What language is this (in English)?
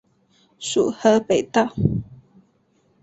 Chinese